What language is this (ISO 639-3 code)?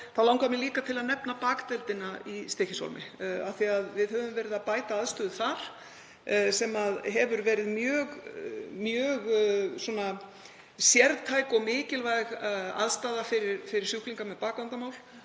isl